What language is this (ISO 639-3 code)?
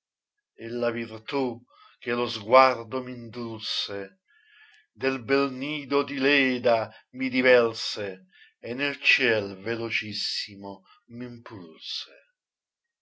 ita